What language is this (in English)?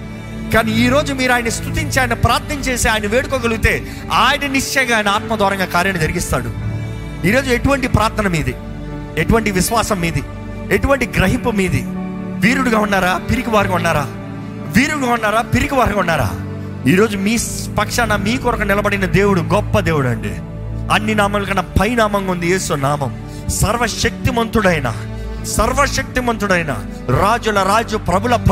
Telugu